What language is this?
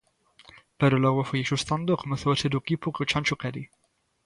Galician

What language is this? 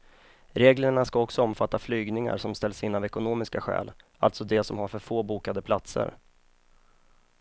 Swedish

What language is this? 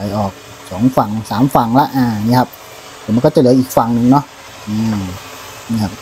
Thai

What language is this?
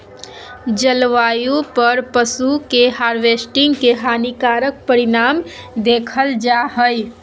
Magahi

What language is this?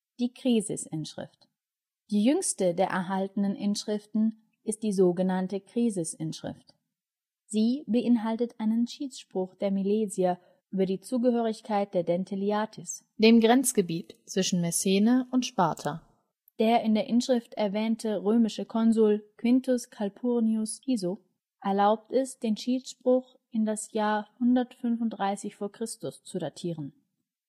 German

